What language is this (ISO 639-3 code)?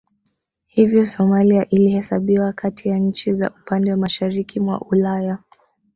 swa